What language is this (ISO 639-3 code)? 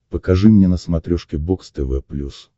rus